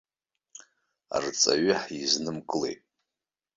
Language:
Abkhazian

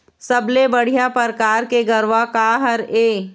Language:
Chhattisgarhi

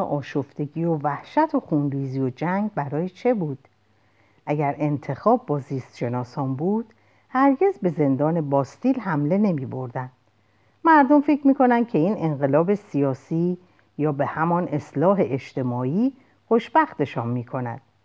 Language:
Persian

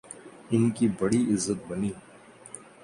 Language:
Urdu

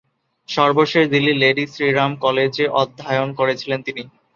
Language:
Bangla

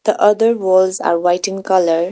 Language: English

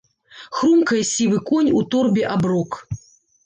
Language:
Belarusian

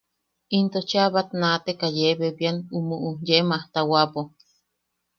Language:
Yaqui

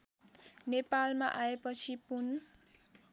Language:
Nepali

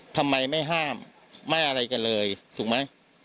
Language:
Thai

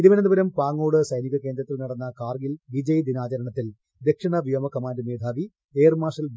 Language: Malayalam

